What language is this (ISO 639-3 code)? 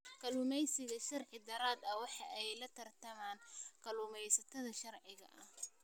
som